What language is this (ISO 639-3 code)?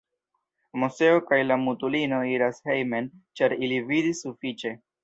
epo